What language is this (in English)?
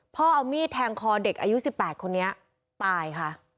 Thai